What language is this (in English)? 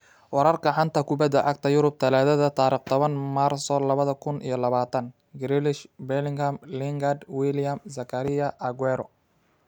Somali